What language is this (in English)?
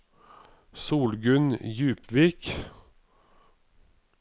Norwegian